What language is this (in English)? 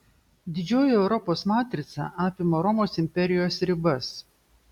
Lithuanian